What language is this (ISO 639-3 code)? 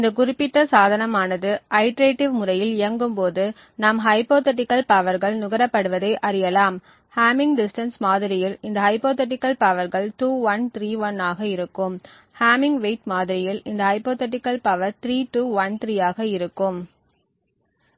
tam